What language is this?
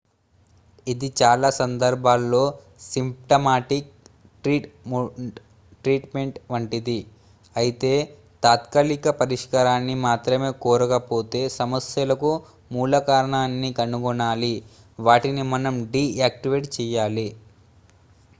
Telugu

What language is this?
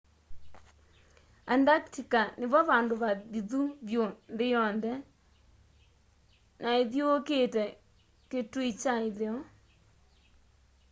Kamba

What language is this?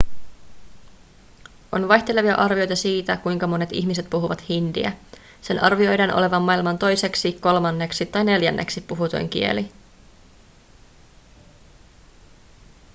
Finnish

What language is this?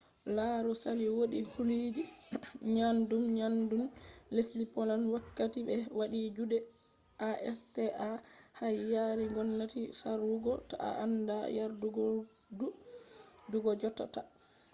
Fula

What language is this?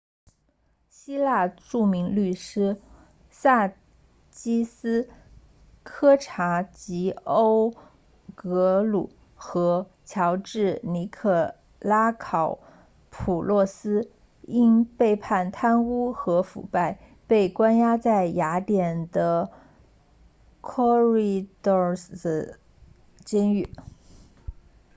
Chinese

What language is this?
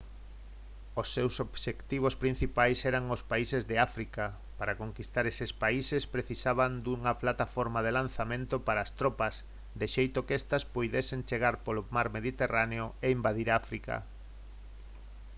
Galician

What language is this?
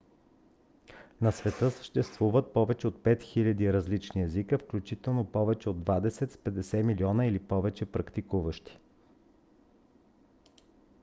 Bulgarian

